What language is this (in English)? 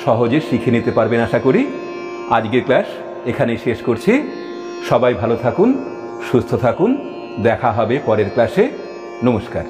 Hindi